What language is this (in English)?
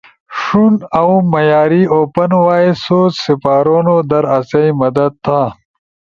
Ushojo